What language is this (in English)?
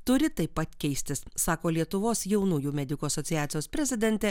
Lithuanian